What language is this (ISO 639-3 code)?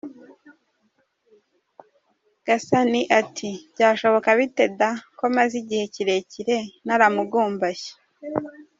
kin